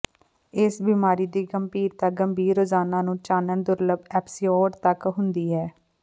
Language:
Punjabi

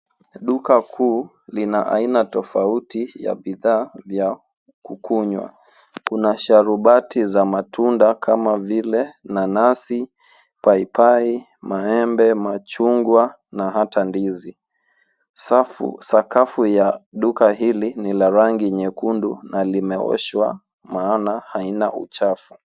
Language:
Swahili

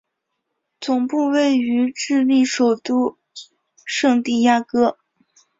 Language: Chinese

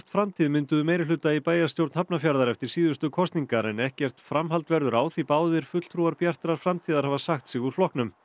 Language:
Icelandic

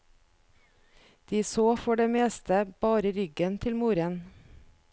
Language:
Norwegian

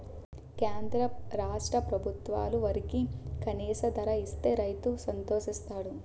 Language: Telugu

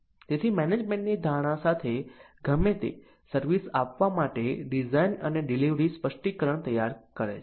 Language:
Gujarati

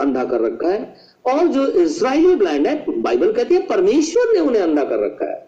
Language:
Hindi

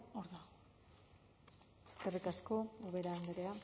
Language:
Basque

